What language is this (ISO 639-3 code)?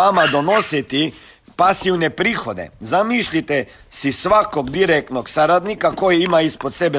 hrv